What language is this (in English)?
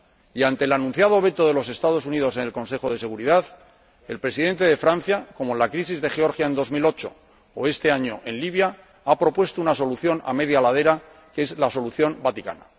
Spanish